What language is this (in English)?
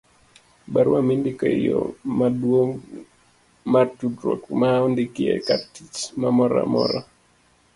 Luo (Kenya and Tanzania)